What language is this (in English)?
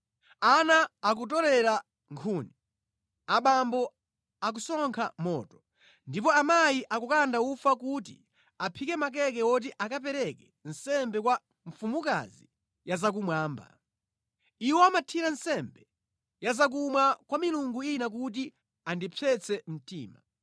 Nyanja